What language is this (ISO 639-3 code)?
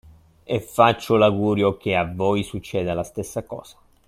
ita